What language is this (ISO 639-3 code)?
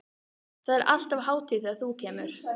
isl